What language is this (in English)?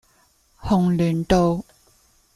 Cantonese